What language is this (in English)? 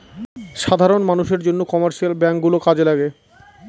Bangla